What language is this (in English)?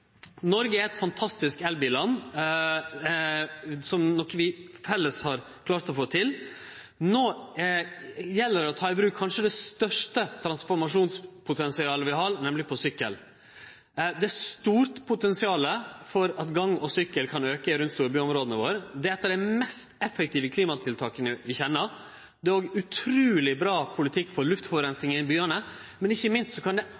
Norwegian Nynorsk